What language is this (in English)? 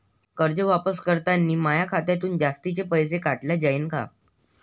Marathi